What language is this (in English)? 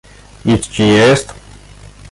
Polish